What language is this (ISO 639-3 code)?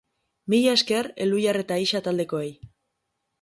eus